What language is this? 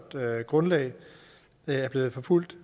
Danish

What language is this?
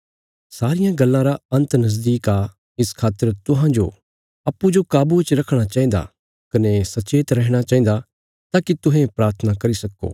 Bilaspuri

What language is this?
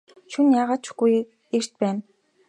Mongolian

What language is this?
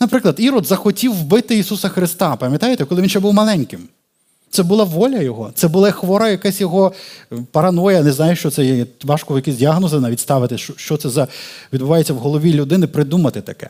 Ukrainian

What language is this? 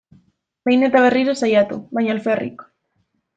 Basque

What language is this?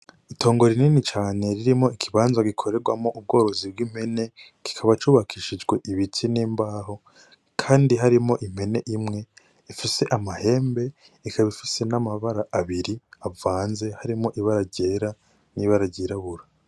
Rundi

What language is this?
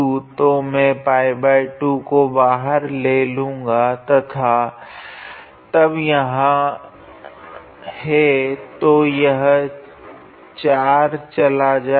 Hindi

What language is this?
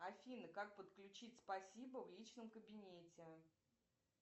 Russian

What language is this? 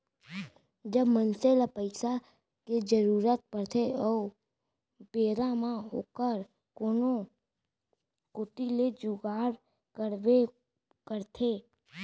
Chhattisgarhi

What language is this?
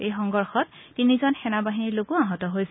Assamese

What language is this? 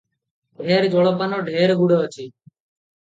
Odia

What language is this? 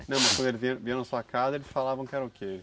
Portuguese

